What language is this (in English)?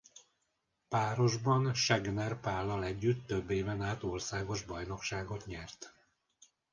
Hungarian